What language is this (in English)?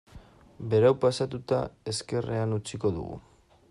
Basque